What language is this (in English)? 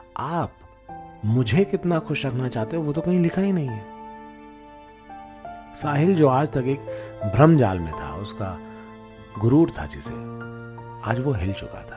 Hindi